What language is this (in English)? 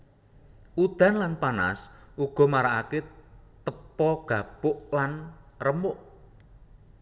Javanese